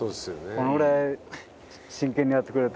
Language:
Japanese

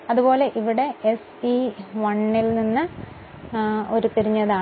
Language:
Malayalam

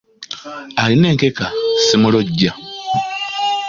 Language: Ganda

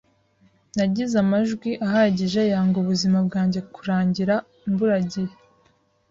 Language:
Kinyarwanda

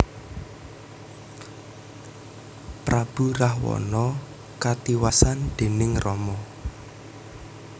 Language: Javanese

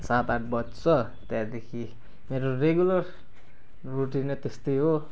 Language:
Nepali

